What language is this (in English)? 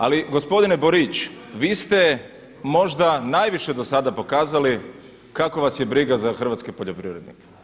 Croatian